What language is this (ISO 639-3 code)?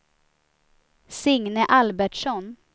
swe